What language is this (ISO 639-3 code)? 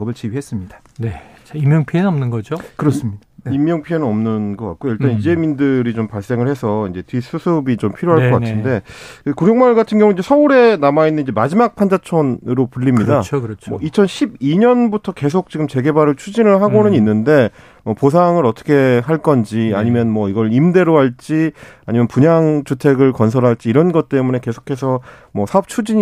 kor